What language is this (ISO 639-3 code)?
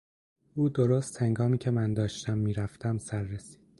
fas